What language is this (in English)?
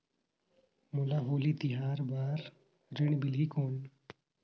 Chhattisgarhi